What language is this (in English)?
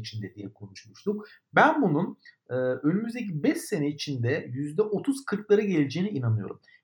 Turkish